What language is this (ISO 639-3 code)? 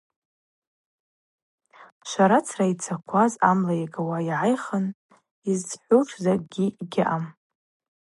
abq